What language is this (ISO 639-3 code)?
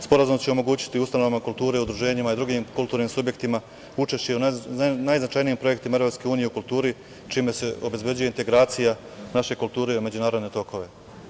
srp